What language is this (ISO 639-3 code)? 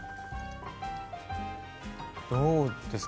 jpn